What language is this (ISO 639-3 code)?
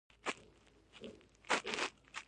pus